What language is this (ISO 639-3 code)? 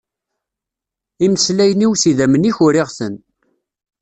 kab